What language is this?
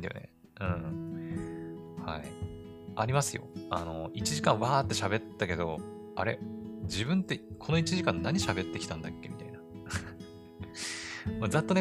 Japanese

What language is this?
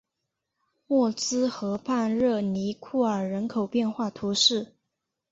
Chinese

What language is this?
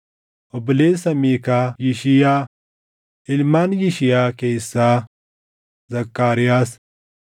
Oromo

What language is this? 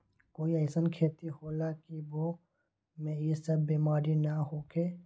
Magahi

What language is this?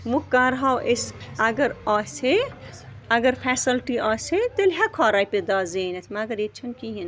Kashmiri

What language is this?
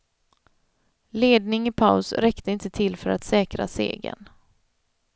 Swedish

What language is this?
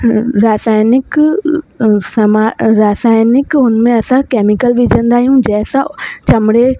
Sindhi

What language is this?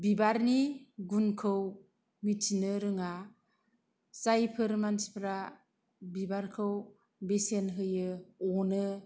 Bodo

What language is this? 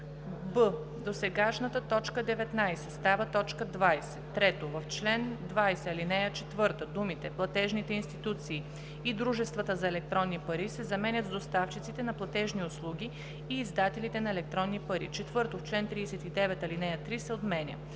Bulgarian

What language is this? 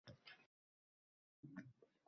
Uzbek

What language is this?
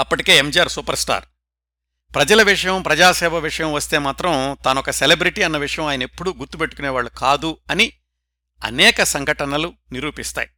Telugu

